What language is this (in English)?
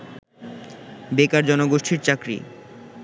Bangla